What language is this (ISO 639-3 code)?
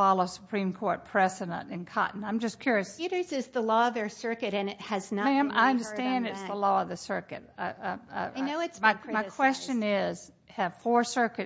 eng